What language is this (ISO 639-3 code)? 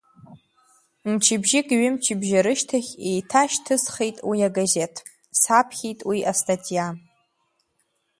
abk